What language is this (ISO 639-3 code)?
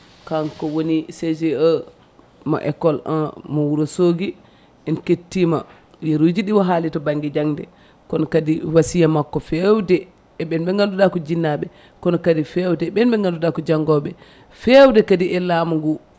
ful